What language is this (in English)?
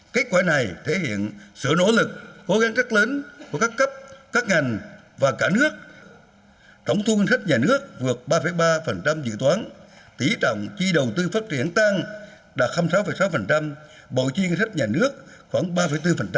Vietnamese